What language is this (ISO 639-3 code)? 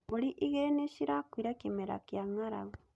kik